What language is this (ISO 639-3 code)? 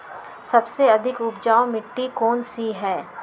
mag